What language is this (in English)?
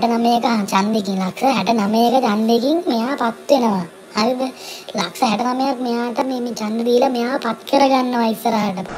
Thai